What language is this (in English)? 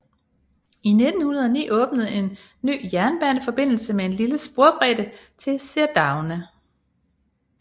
Danish